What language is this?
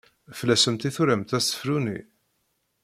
Kabyle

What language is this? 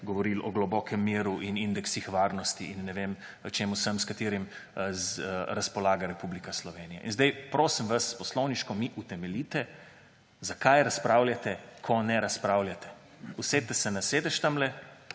Slovenian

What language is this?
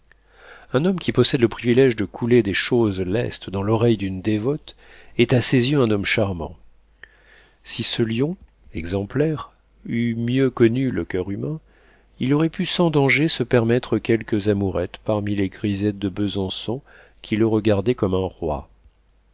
French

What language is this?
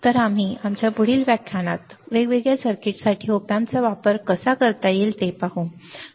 Marathi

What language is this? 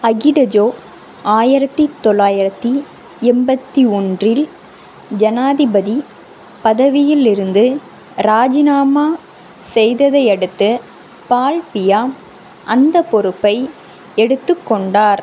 Tamil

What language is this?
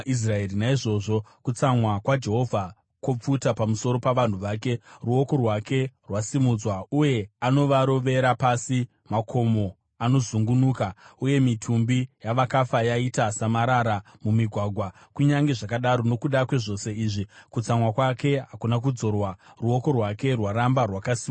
Shona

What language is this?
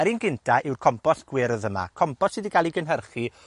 Welsh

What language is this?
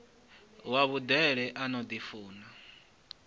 Venda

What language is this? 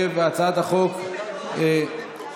Hebrew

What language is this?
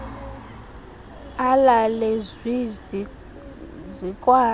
Xhosa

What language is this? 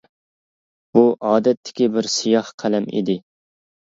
Uyghur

